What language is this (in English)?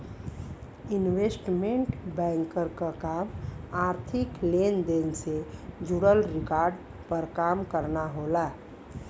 Bhojpuri